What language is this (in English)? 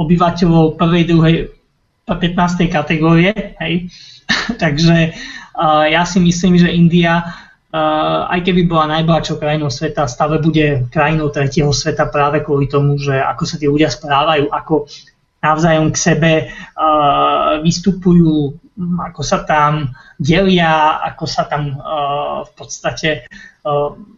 Slovak